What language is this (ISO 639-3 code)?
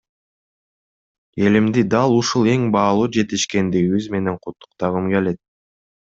kir